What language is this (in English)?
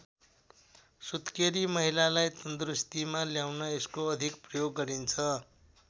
Nepali